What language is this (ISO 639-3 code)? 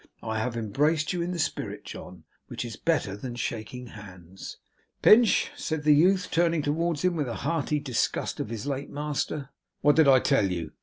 eng